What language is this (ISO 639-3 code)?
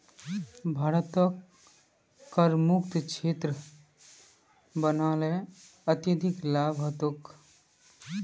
mag